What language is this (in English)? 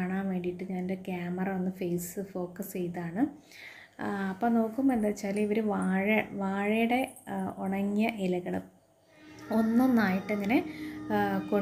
Hindi